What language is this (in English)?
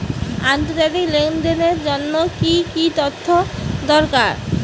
Bangla